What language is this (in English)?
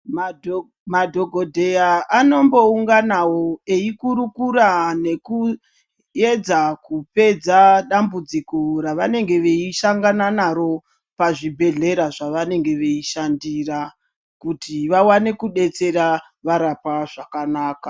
Ndau